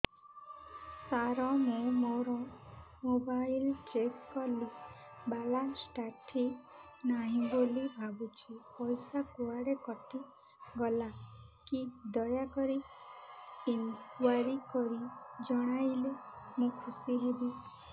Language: Odia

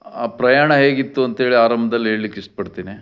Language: Kannada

